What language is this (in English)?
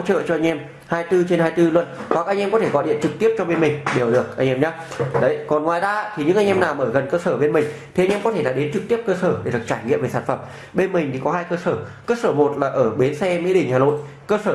Vietnamese